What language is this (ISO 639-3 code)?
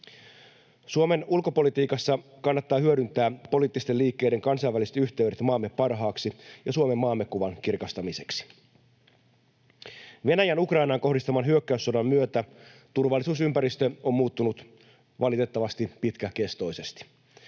fin